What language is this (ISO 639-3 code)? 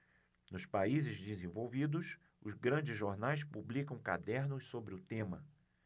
por